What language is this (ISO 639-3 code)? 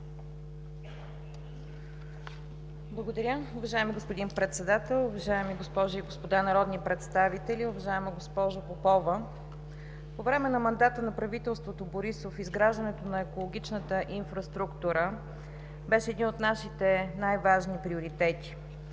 bul